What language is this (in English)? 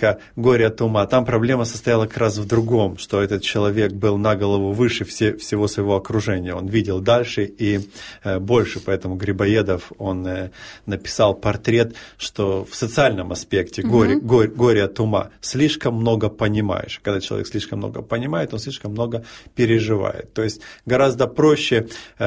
Russian